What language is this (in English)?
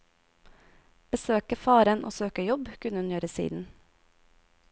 Norwegian